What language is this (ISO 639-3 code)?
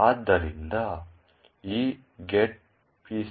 kan